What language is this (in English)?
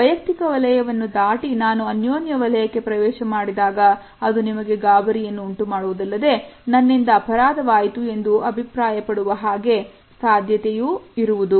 Kannada